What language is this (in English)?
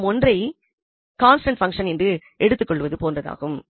Tamil